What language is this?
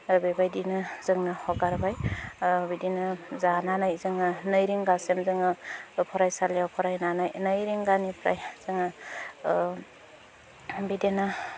Bodo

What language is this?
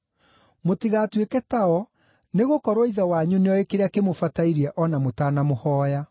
Kikuyu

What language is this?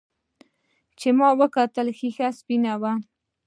Pashto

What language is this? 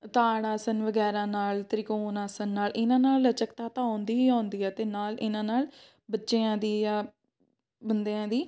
Punjabi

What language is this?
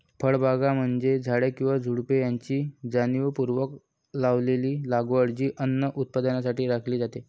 Marathi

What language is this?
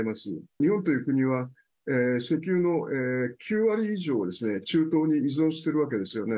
Japanese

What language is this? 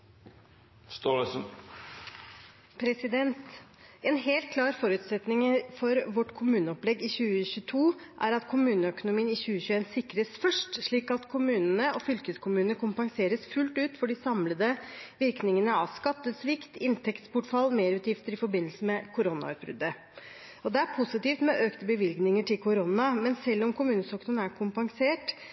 Norwegian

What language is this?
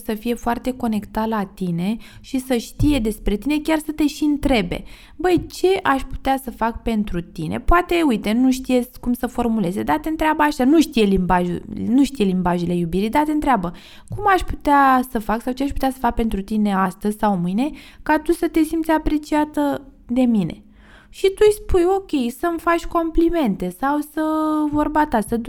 Romanian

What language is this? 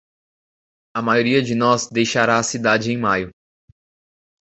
Portuguese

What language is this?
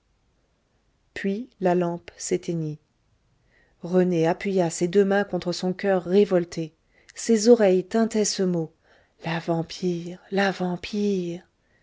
French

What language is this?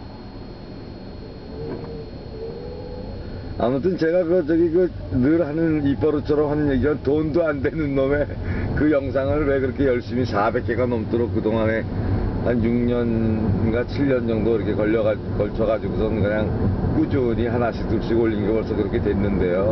Korean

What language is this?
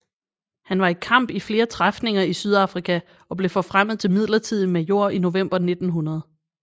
Danish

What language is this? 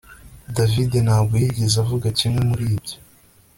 Kinyarwanda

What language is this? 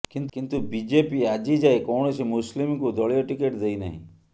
Odia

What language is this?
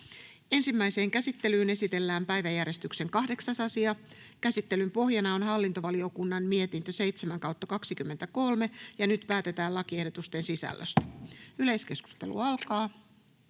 Finnish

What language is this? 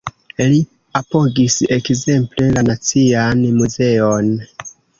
Esperanto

